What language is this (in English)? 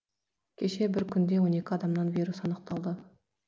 Kazakh